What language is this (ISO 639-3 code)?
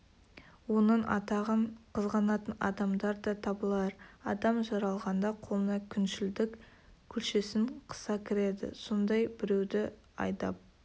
kaz